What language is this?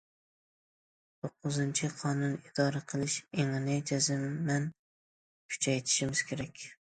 Uyghur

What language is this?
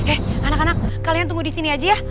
Indonesian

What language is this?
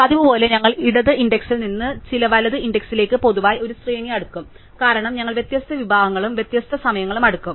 Malayalam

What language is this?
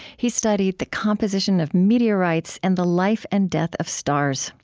English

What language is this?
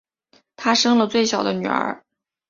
Chinese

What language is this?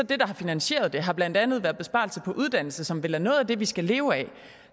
Danish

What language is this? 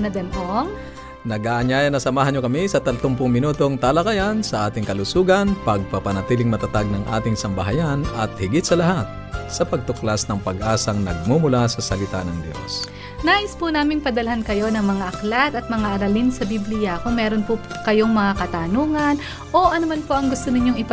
Filipino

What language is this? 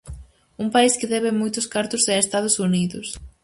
Galician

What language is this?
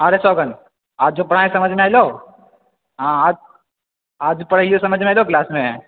Maithili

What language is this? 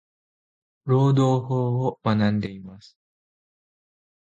Japanese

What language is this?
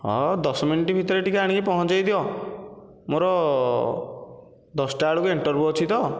Odia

